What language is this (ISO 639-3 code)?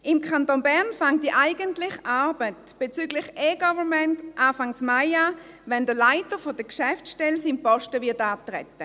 gsw